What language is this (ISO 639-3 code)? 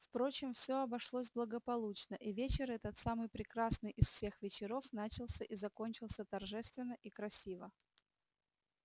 rus